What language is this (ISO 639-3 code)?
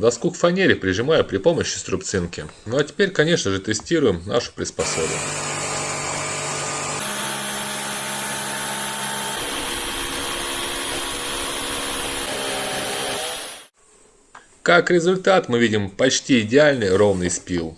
rus